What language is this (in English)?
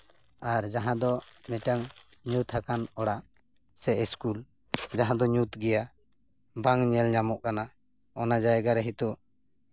Santali